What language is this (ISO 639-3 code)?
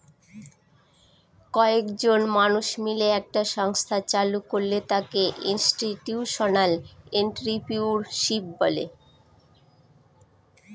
ben